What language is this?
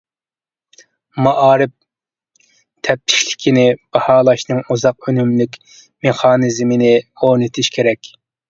Uyghur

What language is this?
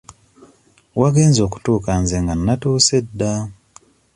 Ganda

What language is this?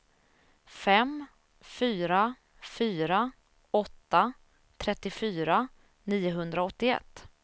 Swedish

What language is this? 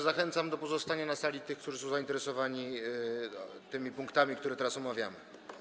Polish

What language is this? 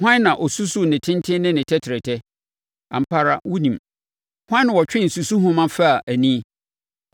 Akan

